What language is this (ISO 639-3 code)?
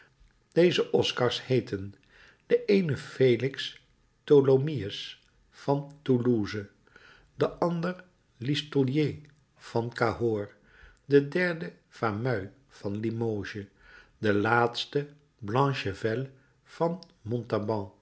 nld